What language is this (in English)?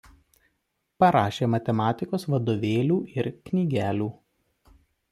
Lithuanian